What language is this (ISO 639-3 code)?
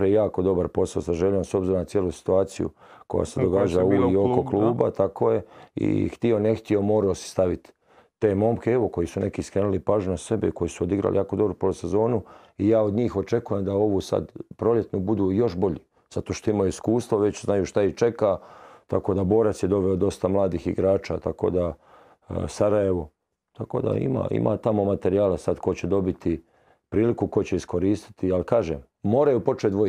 hrv